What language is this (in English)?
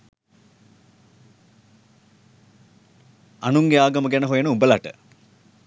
Sinhala